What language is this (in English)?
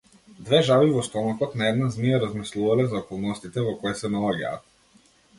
Macedonian